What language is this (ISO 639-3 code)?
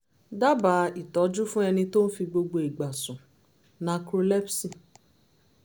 yor